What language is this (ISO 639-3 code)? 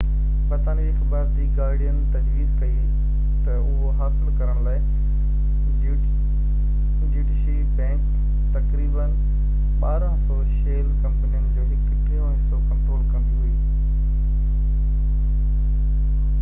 snd